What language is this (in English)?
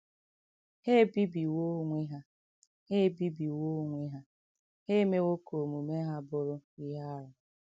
Igbo